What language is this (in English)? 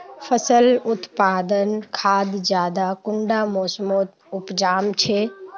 Magahi